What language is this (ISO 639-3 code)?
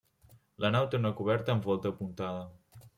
cat